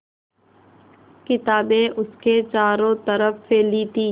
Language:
Hindi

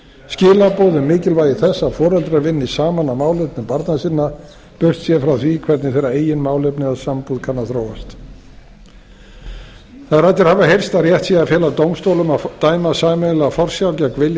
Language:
Icelandic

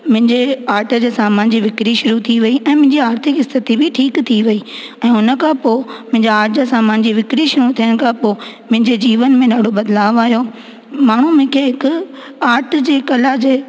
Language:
Sindhi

